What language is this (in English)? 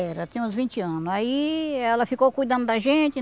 Portuguese